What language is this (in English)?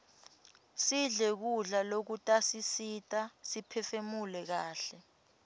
Swati